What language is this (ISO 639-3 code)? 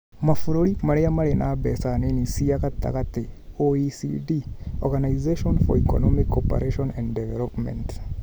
kik